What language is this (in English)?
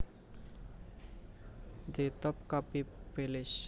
Javanese